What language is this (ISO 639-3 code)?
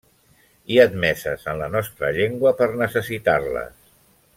cat